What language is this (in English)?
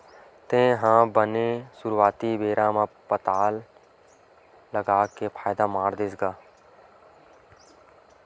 Chhattisgarhi